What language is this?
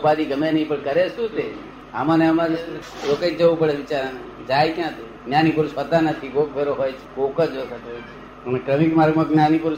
Gujarati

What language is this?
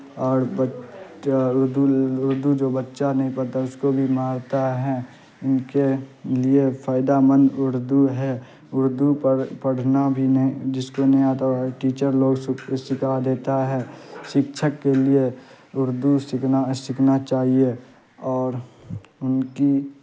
Urdu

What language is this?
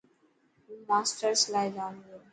Dhatki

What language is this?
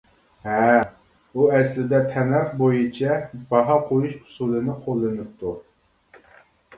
Uyghur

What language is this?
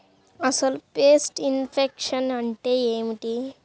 Telugu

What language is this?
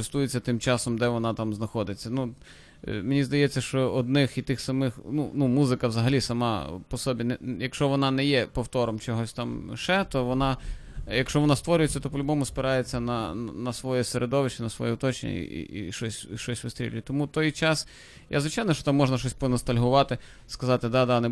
Ukrainian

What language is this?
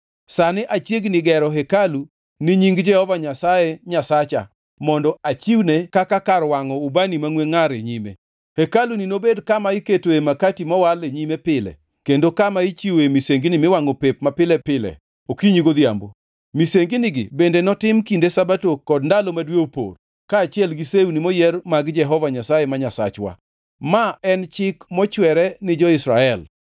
Luo (Kenya and Tanzania)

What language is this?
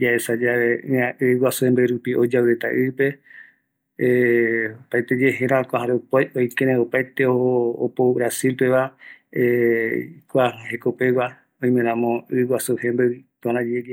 Eastern Bolivian Guaraní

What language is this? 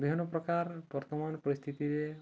Odia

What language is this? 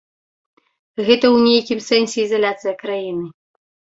Belarusian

